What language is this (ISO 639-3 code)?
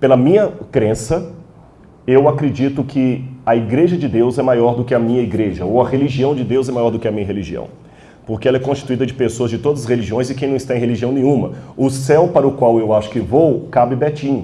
por